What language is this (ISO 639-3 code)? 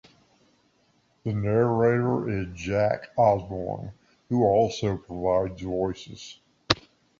eng